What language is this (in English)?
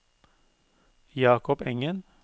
Norwegian